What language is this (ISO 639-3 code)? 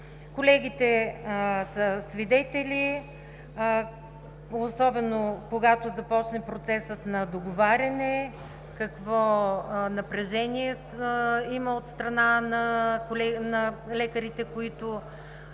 bul